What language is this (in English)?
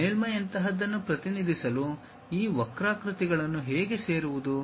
Kannada